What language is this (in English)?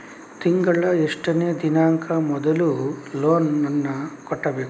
Kannada